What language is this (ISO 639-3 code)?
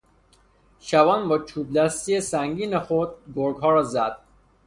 fas